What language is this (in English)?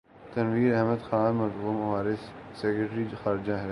Urdu